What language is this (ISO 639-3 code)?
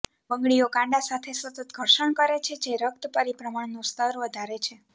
guj